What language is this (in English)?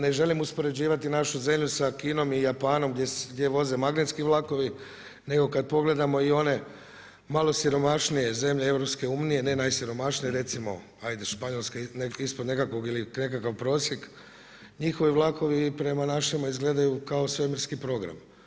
Croatian